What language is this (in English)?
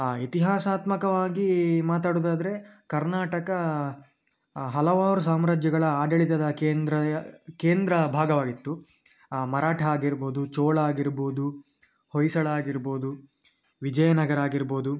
Kannada